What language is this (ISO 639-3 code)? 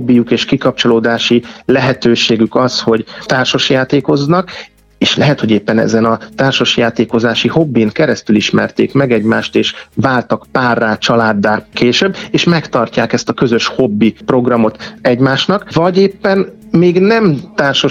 hun